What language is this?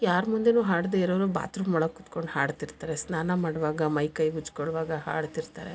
Kannada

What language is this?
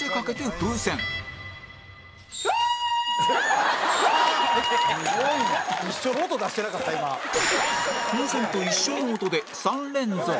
Japanese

